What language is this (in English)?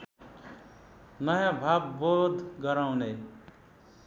Nepali